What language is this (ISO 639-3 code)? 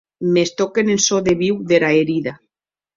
oci